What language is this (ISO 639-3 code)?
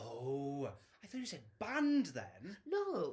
eng